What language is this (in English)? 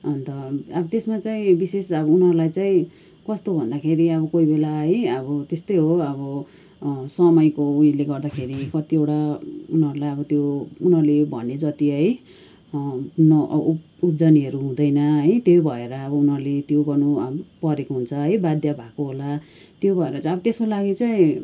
Nepali